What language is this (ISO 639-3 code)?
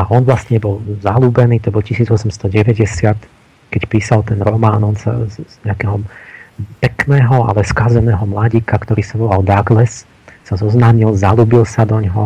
slk